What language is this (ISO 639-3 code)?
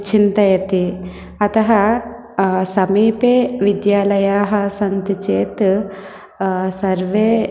san